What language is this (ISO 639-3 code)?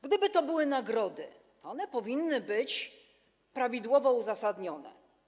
pol